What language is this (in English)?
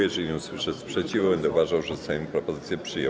Polish